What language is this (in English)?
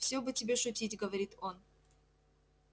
Russian